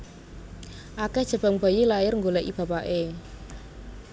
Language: Javanese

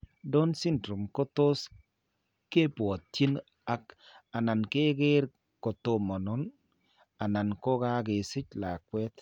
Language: Kalenjin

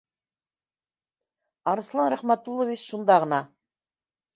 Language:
Bashkir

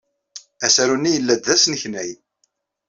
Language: Kabyle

